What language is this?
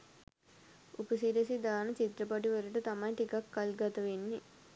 Sinhala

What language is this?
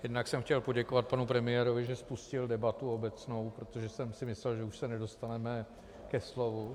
Czech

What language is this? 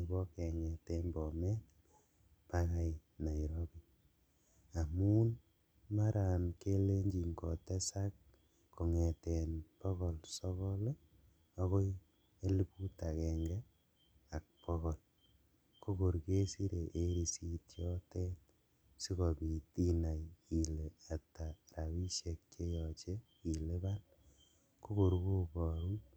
Kalenjin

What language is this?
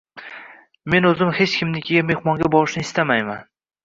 Uzbek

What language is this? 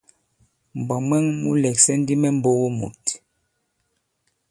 Bankon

